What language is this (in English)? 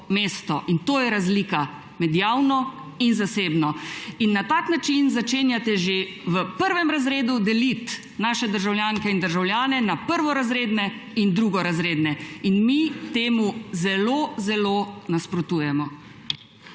Slovenian